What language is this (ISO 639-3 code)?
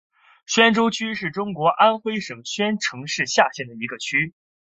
zho